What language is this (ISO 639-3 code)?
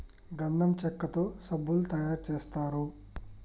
tel